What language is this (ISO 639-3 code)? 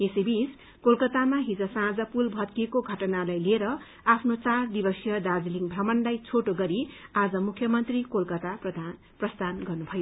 nep